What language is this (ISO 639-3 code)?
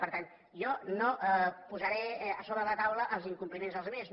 cat